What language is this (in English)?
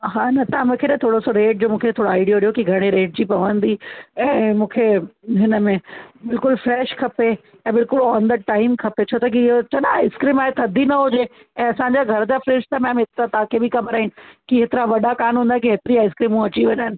Sindhi